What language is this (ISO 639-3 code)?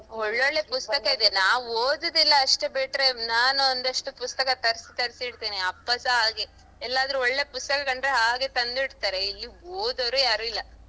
kan